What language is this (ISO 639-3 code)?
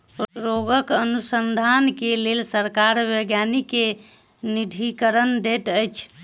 mai